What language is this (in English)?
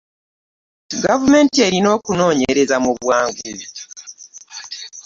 Ganda